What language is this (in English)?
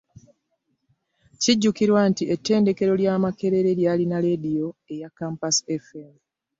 Ganda